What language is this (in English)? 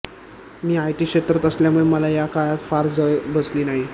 Marathi